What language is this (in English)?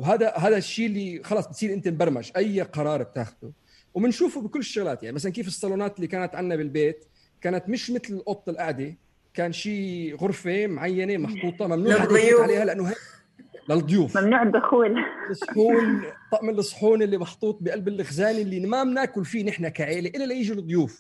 Arabic